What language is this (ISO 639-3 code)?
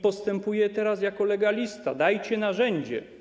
pol